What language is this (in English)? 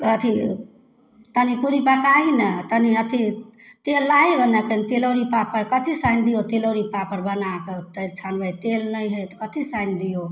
Maithili